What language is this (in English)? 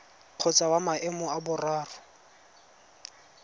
Tswana